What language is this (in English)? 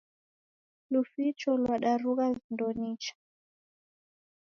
Taita